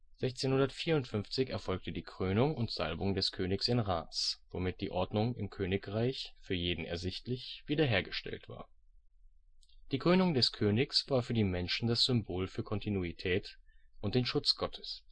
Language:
German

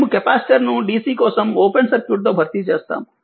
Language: Telugu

